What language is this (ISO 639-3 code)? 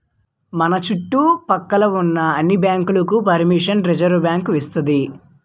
tel